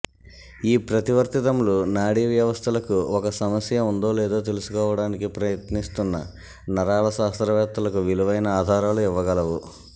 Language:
Telugu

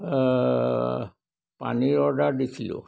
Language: Assamese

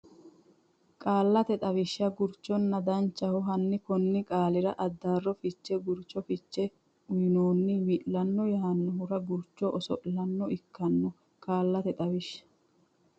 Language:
Sidamo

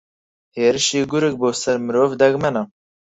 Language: Central Kurdish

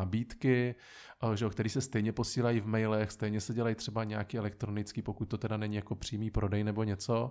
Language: Czech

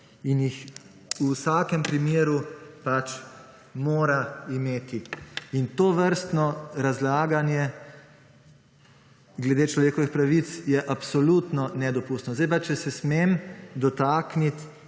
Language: Slovenian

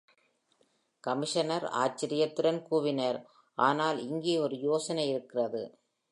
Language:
Tamil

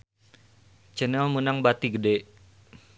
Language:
Sundanese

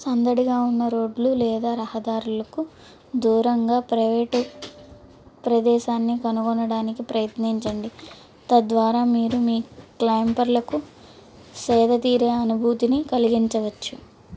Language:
Telugu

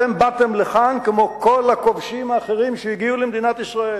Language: Hebrew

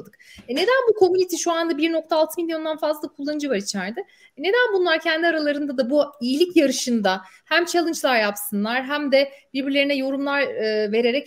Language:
Turkish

